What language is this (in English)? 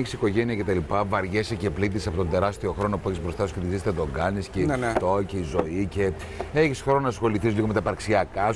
Greek